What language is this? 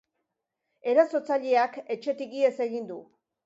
Basque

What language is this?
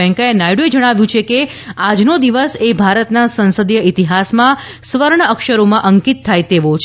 Gujarati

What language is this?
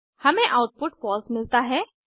Hindi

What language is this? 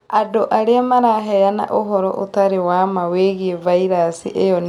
Kikuyu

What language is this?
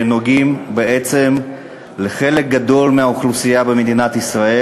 Hebrew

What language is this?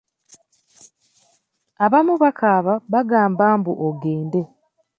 Ganda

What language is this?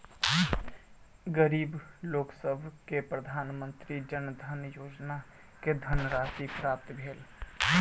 Maithili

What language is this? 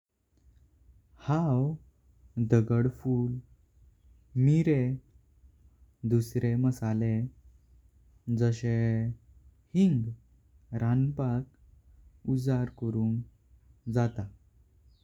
Konkani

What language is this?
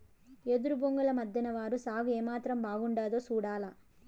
Telugu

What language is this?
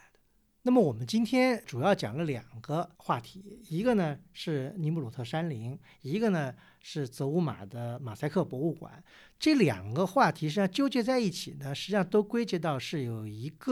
Chinese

